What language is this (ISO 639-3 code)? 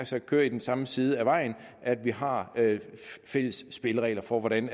dan